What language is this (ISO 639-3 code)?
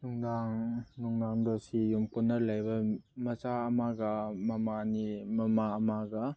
mni